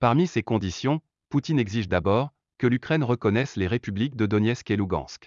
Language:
French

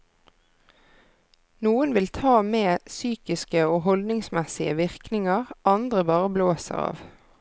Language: Norwegian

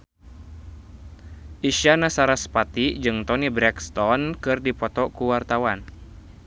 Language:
Sundanese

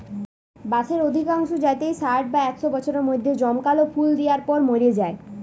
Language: Bangla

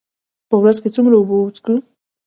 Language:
Pashto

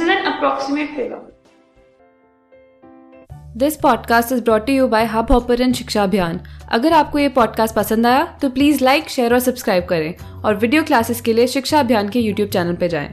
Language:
Hindi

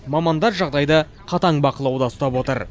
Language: Kazakh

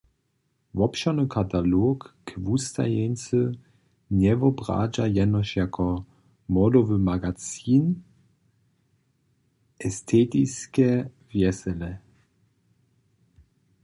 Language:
Upper Sorbian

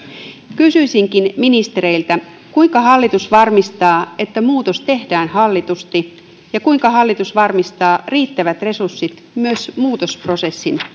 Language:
Finnish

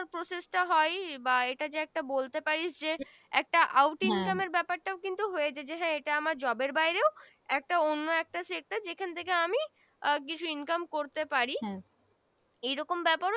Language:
Bangla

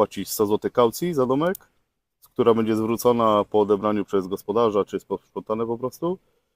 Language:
Polish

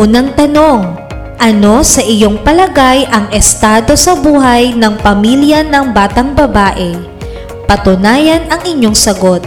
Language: Filipino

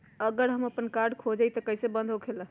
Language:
Magahi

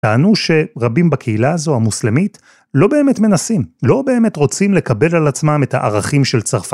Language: Hebrew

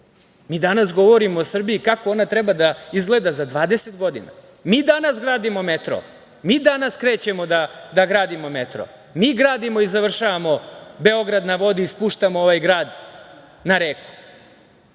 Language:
Serbian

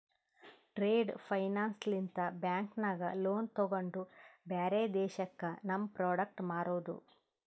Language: Kannada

